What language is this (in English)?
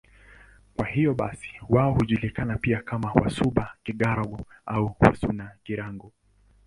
Swahili